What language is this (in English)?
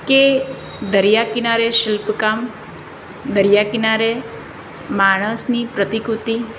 Gujarati